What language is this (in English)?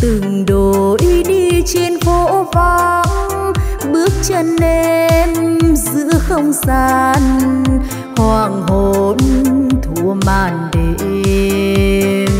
Vietnamese